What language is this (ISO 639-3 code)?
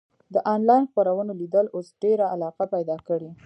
pus